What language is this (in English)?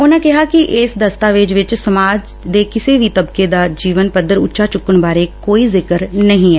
Punjabi